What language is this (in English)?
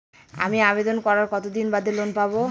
Bangla